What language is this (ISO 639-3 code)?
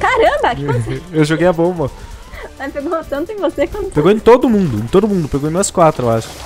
por